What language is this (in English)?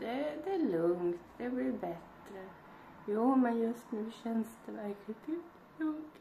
Swedish